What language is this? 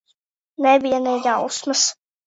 Latvian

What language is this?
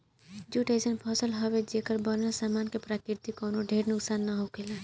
Bhojpuri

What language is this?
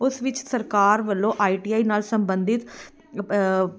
Punjabi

